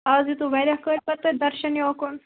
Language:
Kashmiri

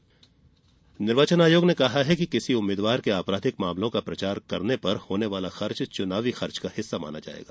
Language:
Hindi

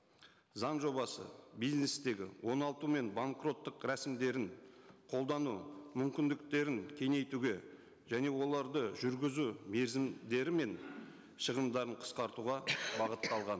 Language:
Kazakh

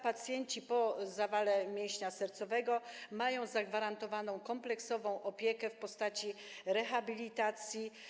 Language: Polish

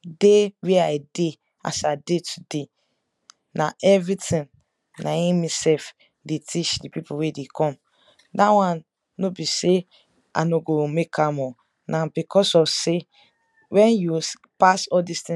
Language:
Nigerian Pidgin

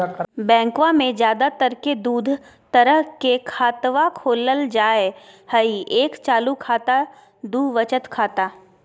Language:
Magahi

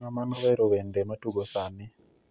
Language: Luo (Kenya and Tanzania)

